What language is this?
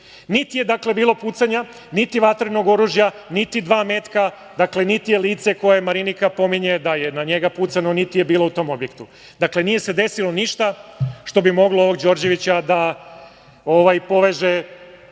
Serbian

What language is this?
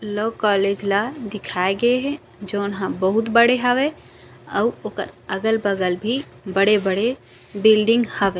Chhattisgarhi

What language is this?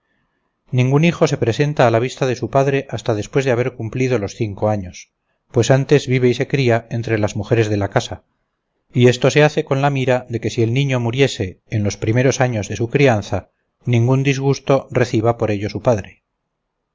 Spanish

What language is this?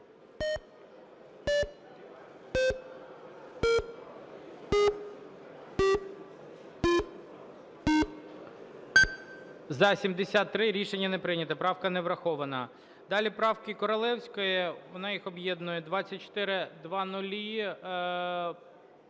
Ukrainian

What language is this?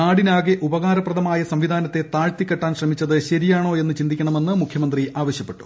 Malayalam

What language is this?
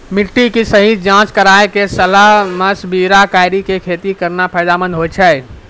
Maithili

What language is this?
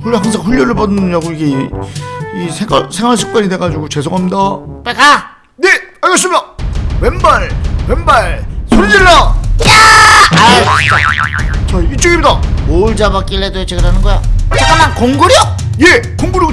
Korean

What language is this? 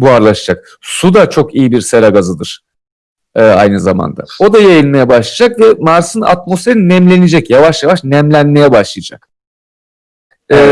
Turkish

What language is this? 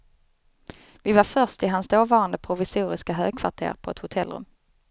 Swedish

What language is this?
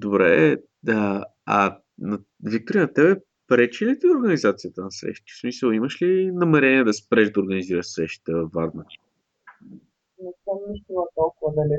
Bulgarian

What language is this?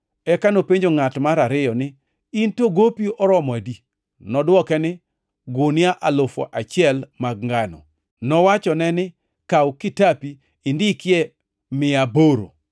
Luo (Kenya and Tanzania)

